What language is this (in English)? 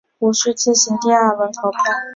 Chinese